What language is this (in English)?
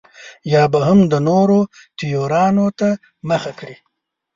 Pashto